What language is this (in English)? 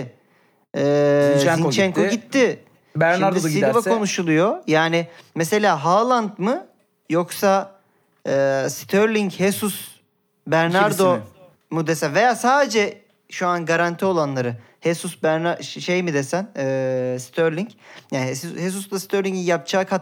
Turkish